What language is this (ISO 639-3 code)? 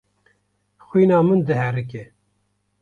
kur